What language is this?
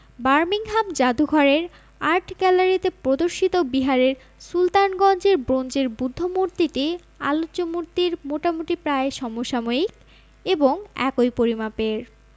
Bangla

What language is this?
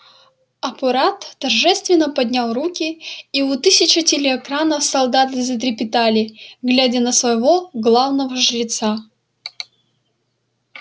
Russian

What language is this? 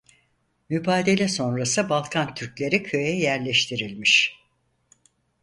Turkish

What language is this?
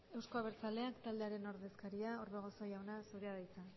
Basque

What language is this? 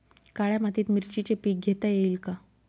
Marathi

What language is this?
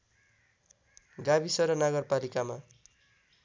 Nepali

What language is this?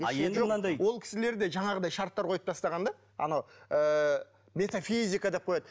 Kazakh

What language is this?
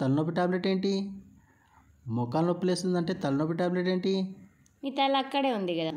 Indonesian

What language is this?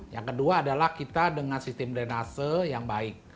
Indonesian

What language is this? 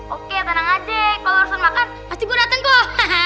Indonesian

